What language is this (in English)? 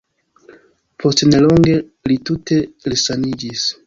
Esperanto